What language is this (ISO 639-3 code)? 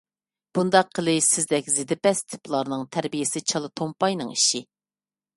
uig